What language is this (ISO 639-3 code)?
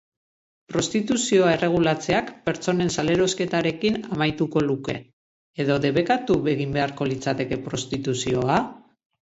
eus